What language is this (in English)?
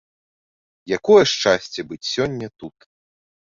Belarusian